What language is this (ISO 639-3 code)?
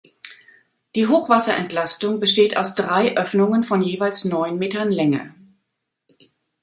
deu